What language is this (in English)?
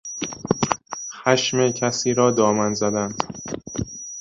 Persian